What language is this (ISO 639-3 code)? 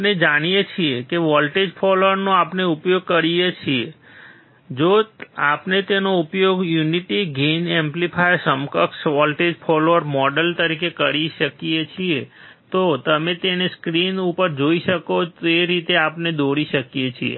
guj